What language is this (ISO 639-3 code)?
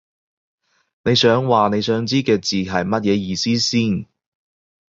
yue